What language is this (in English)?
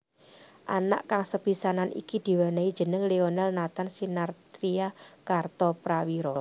Javanese